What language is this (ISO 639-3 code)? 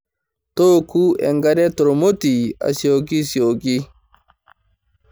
mas